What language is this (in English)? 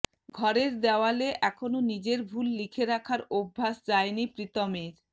Bangla